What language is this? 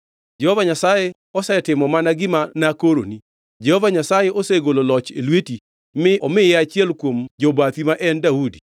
Luo (Kenya and Tanzania)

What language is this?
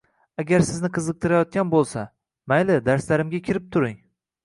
Uzbek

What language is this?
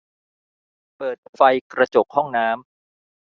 Thai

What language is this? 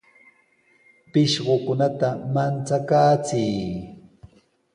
Sihuas Ancash Quechua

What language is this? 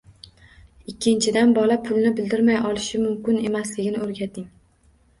Uzbek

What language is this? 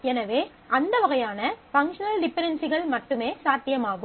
Tamil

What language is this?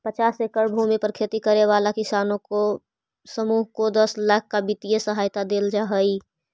Magahi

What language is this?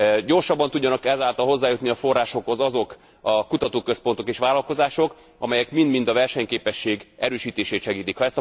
Hungarian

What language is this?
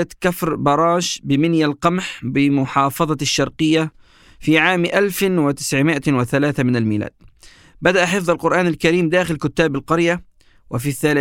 Arabic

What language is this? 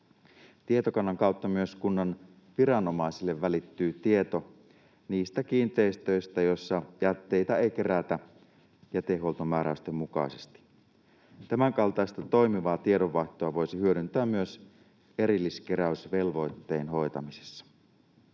Finnish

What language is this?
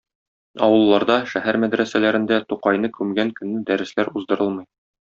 Tatar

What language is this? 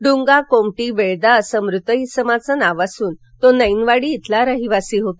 Marathi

